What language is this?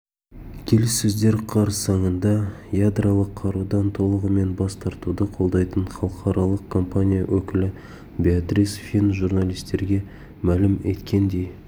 Kazakh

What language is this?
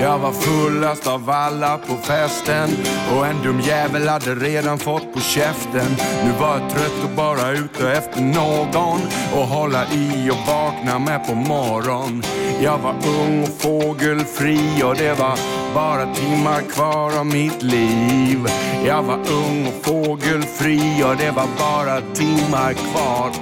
Swedish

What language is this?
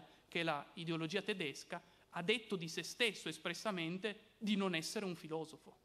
Italian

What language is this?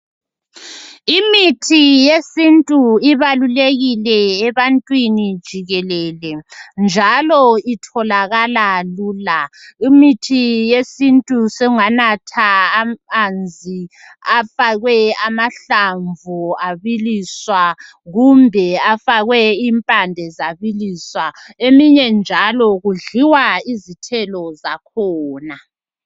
North Ndebele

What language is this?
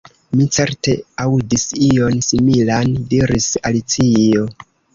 Esperanto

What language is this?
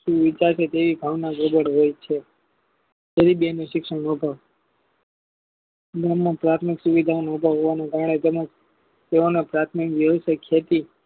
Gujarati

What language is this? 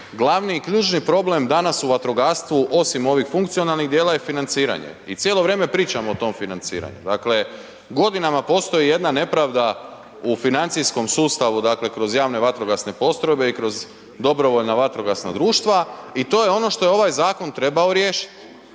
Croatian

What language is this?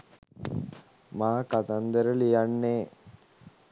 Sinhala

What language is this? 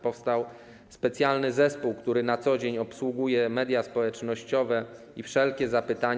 Polish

